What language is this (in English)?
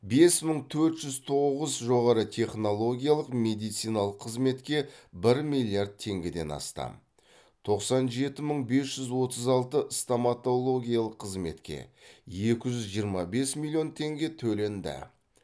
Kazakh